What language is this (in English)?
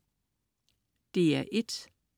Danish